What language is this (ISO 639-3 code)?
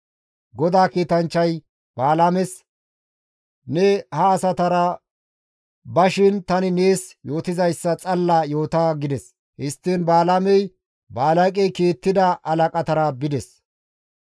gmv